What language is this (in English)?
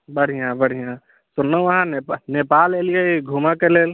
Maithili